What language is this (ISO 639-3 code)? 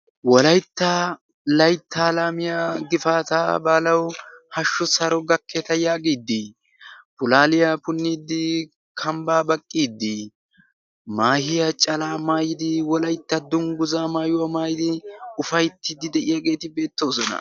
wal